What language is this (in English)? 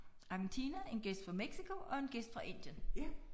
Danish